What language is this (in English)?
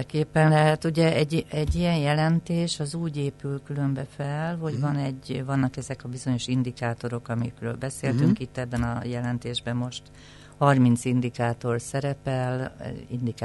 Hungarian